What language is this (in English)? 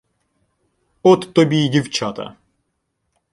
Ukrainian